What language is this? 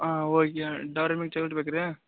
Kannada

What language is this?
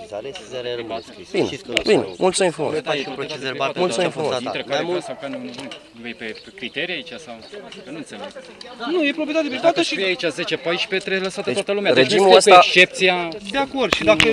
Romanian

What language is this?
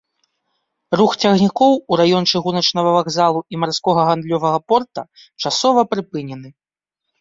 Belarusian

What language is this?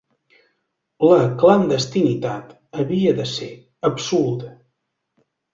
Catalan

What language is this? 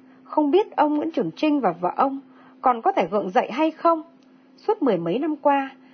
Vietnamese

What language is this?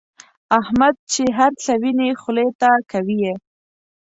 Pashto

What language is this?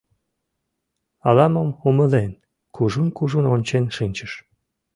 Mari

